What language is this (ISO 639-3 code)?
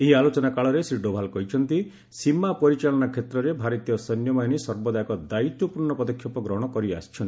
ori